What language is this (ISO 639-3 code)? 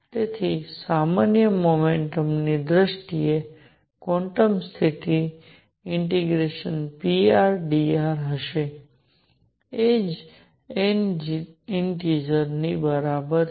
guj